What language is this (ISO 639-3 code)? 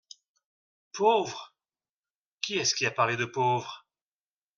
fra